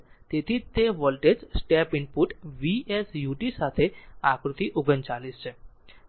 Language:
Gujarati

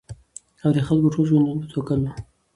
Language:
Pashto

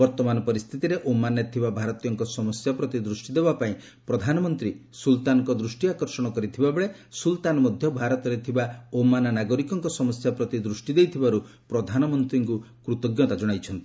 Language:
Odia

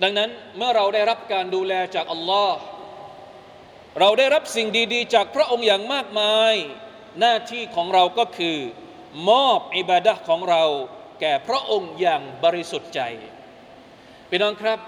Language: Thai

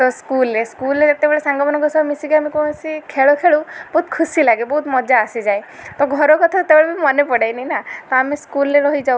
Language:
Odia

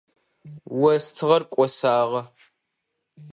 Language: Adyghe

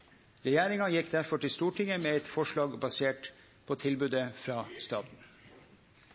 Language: Norwegian Nynorsk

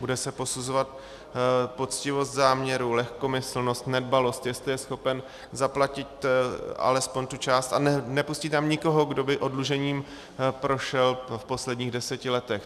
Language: Czech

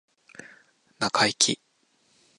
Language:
Japanese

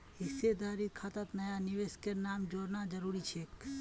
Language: Magahi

